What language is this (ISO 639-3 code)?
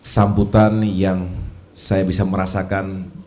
ind